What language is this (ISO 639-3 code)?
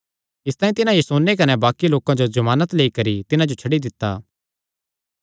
xnr